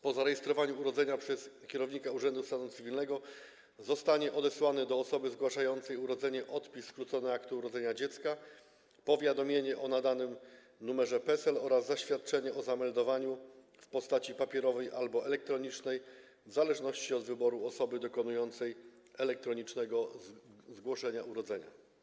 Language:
Polish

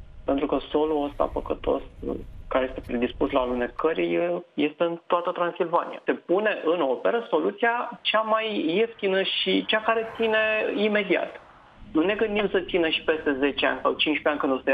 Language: Romanian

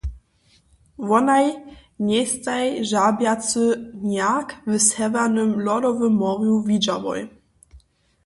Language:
Upper Sorbian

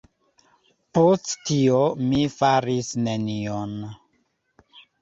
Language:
Esperanto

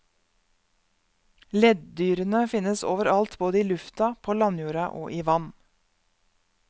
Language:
Norwegian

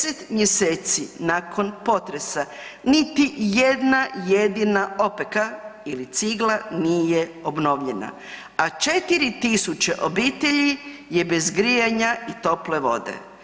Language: Croatian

